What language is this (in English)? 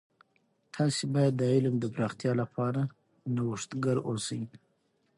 Pashto